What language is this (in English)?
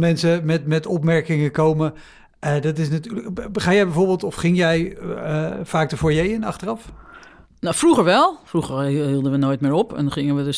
Dutch